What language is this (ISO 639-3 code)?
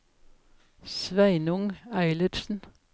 nor